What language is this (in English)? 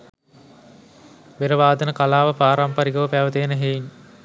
Sinhala